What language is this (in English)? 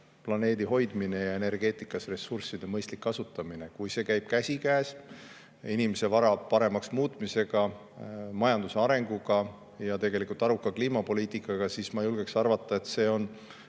Estonian